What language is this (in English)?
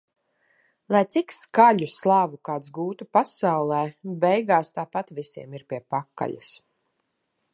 Latvian